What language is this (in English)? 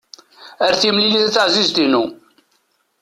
Kabyle